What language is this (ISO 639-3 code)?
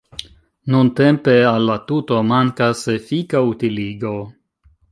epo